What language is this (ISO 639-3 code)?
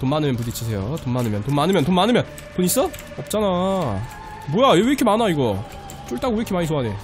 kor